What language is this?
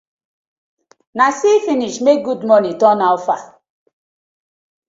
Nigerian Pidgin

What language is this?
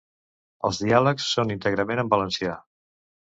Catalan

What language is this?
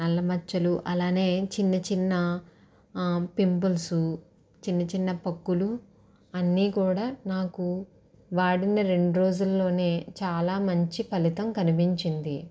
Telugu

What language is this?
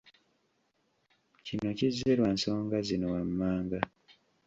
Ganda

